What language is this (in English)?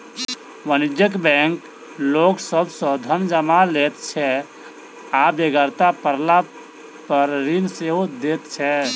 Maithili